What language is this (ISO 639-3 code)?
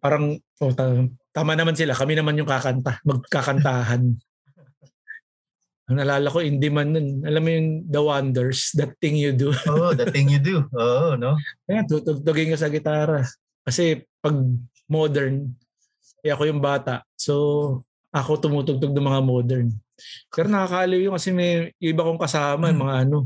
fil